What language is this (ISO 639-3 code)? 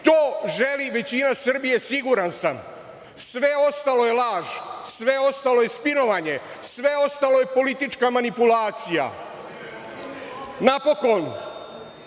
srp